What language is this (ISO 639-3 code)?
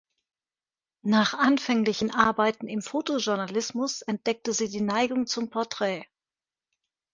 deu